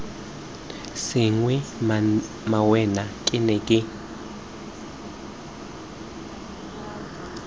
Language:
Tswana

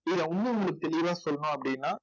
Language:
Tamil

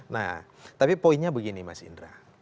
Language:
Indonesian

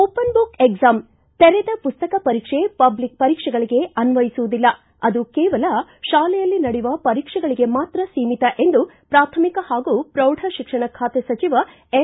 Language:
Kannada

